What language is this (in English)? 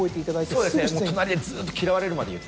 Japanese